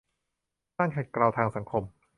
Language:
Thai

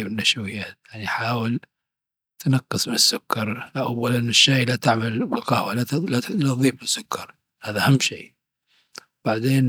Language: Dhofari Arabic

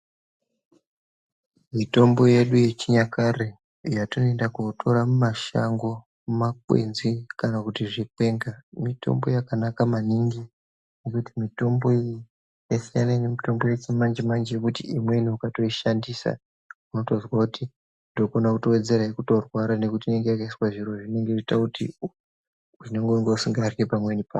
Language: Ndau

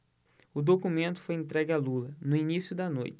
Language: Portuguese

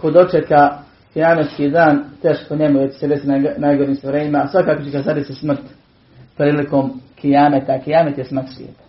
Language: Croatian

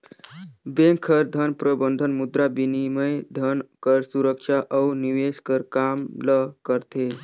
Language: Chhattisgarhi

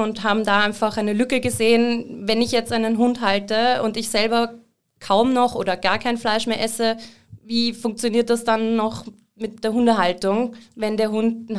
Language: German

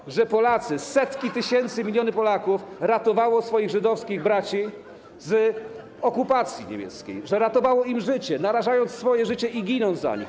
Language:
Polish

